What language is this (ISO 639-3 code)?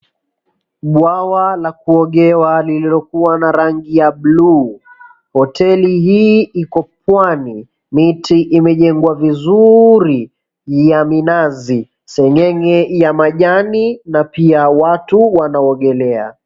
swa